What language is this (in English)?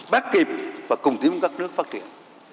Vietnamese